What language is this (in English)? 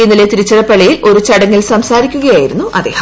Malayalam